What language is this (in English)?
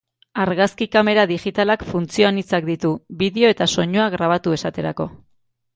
Basque